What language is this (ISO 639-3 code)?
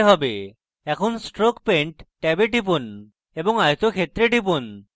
ben